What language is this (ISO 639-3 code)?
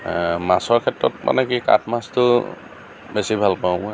asm